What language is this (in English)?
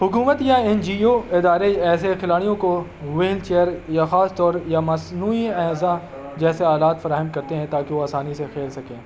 Urdu